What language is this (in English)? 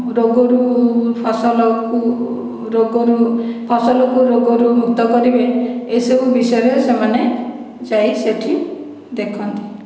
Odia